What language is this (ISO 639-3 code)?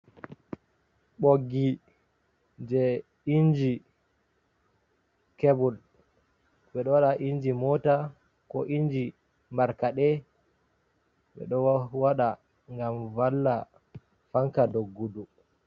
ful